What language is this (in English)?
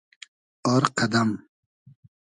Hazaragi